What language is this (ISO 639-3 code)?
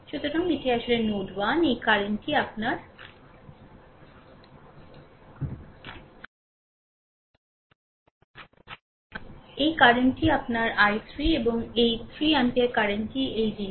ben